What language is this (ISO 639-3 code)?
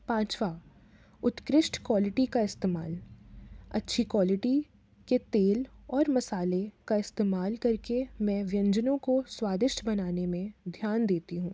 hin